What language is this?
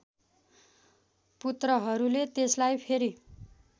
Nepali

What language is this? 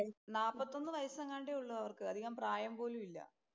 Malayalam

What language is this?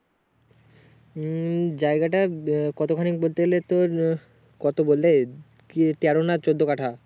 Bangla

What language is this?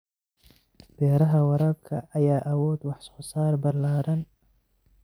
Somali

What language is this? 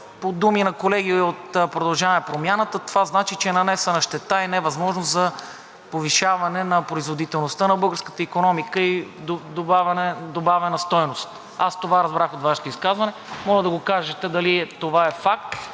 Bulgarian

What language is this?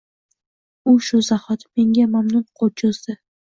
Uzbek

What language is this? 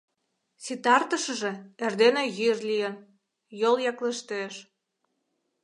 Mari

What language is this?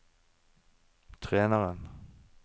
Norwegian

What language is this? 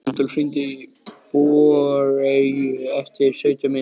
Icelandic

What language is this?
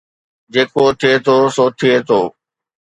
Sindhi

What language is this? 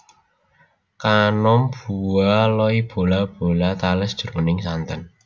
Javanese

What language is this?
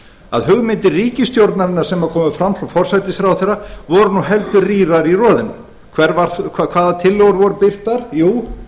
Icelandic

